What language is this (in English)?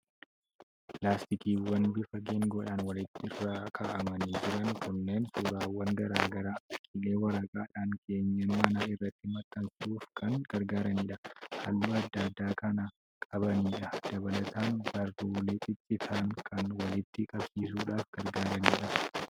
Oromo